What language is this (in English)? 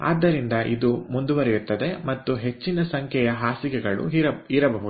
Kannada